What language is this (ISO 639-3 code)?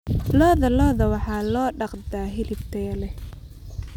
som